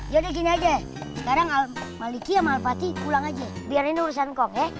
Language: Indonesian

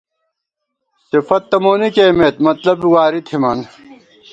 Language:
Gawar-Bati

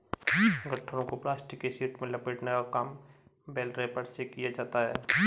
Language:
Hindi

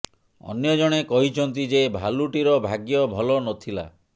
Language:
Odia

